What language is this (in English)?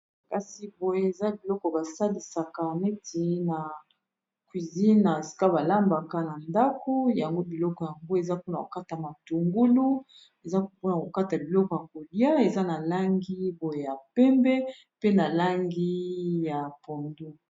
Lingala